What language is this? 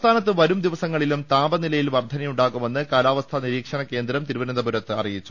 Malayalam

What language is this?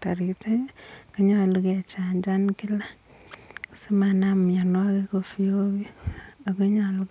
Kalenjin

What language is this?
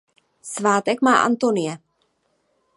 Czech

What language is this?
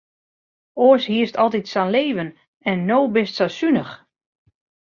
Western Frisian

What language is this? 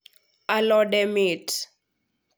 Luo (Kenya and Tanzania)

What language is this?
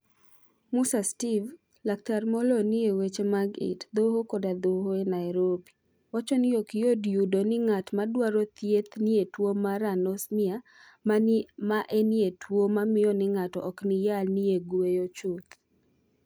Luo (Kenya and Tanzania)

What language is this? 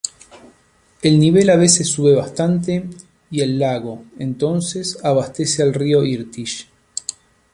Spanish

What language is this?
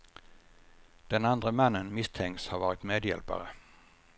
Swedish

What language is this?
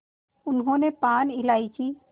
Hindi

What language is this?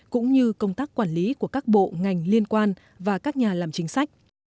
Vietnamese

